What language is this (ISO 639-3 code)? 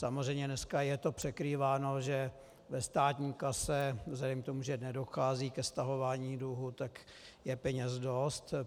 ces